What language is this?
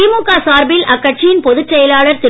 Tamil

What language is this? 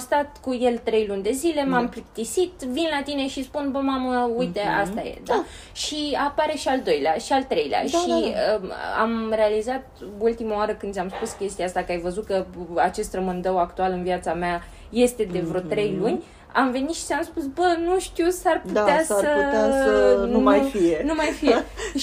Romanian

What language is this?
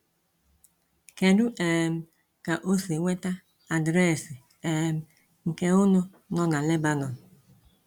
Igbo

